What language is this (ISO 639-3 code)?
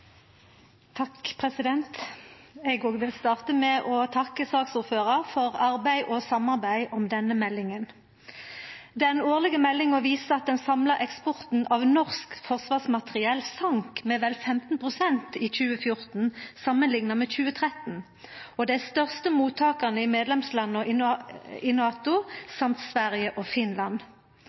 nno